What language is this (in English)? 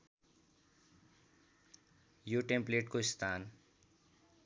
Nepali